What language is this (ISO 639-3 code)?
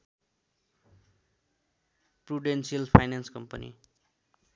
nep